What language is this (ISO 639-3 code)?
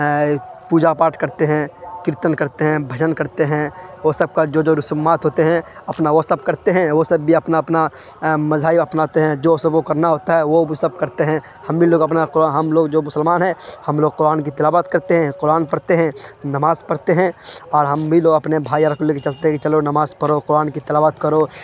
urd